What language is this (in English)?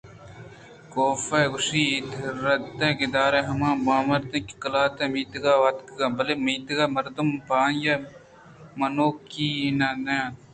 Eastern Balochi